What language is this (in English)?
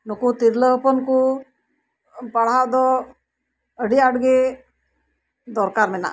Santali